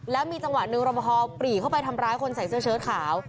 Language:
Thai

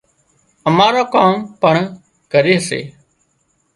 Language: Wadiyara Koli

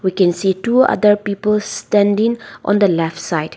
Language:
English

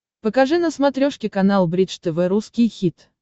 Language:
Russian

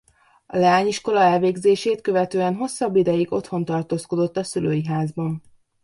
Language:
Hungarian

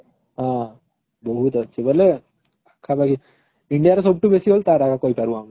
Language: Odia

